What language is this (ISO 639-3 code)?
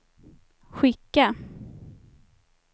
swe